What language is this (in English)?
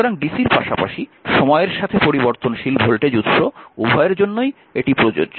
Bangla